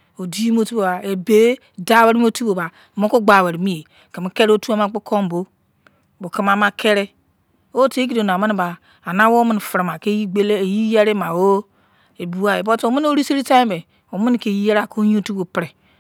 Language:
Izon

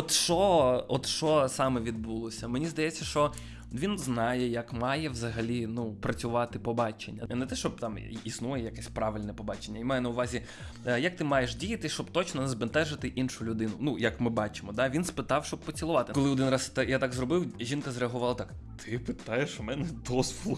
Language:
Ukrainian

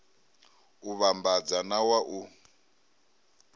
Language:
Venda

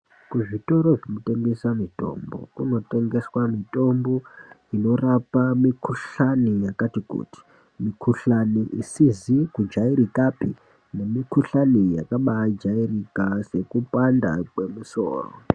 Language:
Ndau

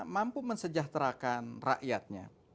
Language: Indonesian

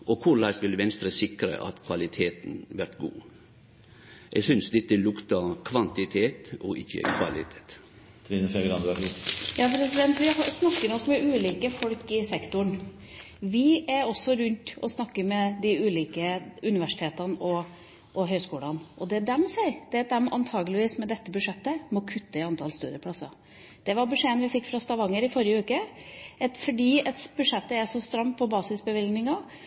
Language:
Norwegian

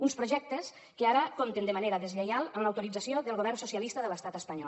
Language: Catalan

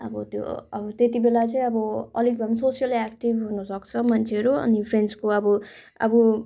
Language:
Nepali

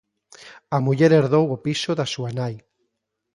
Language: Galician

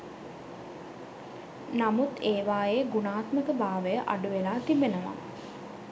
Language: Sinhala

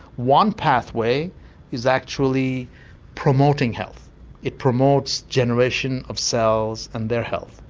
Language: English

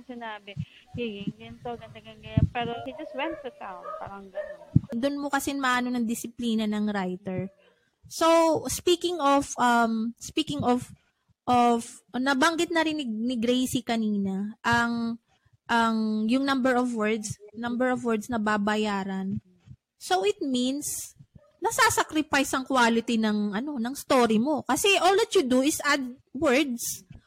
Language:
Filipino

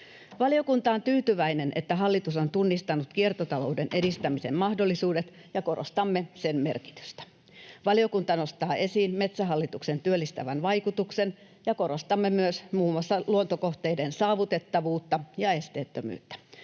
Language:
Finnish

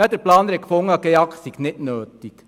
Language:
Swiss German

